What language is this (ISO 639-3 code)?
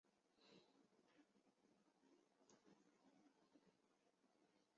zho